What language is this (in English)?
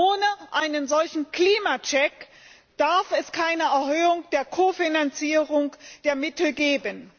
German